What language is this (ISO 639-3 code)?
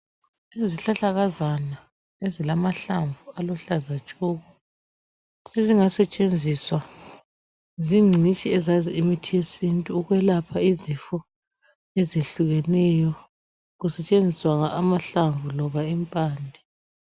nde